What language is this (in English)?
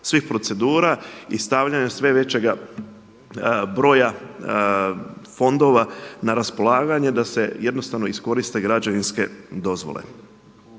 Croatian